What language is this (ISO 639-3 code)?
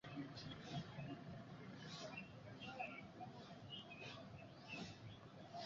swa